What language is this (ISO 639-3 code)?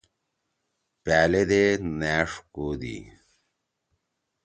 trw